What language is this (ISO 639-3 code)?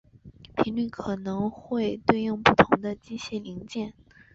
zho